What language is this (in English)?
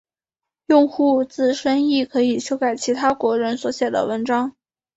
Chinese